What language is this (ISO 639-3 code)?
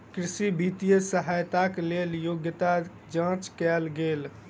mai